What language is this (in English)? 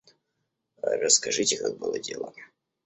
Russian